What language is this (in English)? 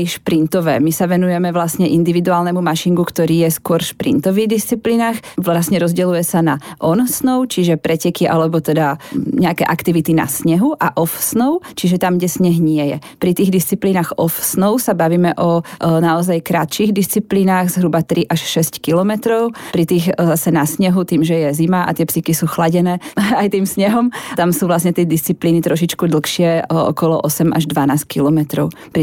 Slovak